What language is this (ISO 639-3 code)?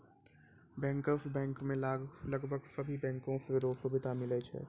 mai